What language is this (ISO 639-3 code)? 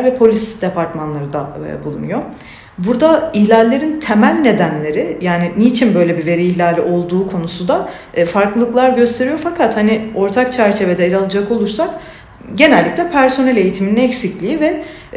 tur